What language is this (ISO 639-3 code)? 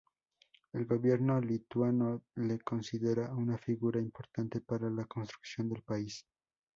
spa